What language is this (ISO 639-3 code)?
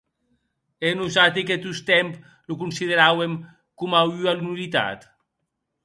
oci